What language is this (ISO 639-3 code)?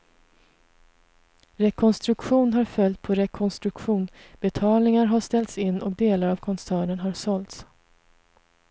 swe